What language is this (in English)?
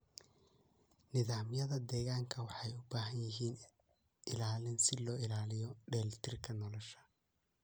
Somali